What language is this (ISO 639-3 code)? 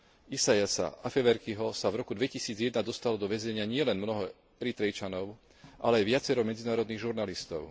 slk